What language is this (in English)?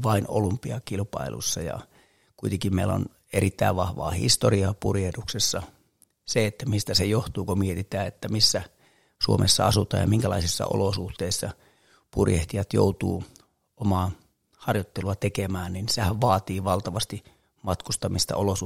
Finnish